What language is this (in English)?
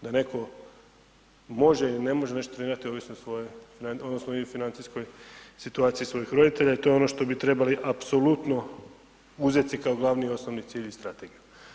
Croatian